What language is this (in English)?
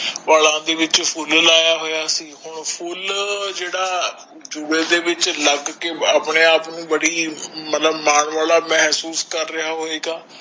Punjabi